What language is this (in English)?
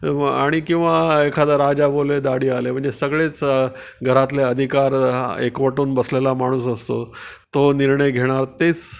Marathi